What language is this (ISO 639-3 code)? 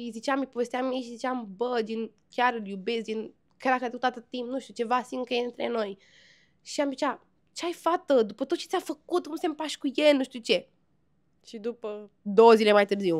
ron